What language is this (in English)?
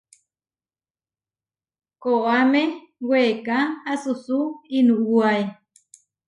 Huarijio